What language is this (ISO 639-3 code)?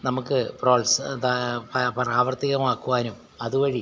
mal